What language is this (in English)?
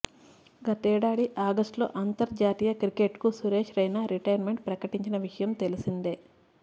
Telugu